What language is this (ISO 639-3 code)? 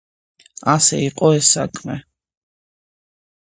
kat